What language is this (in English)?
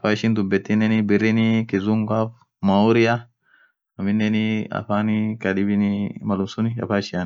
Orma